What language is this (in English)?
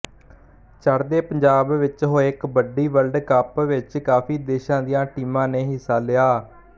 Punjabi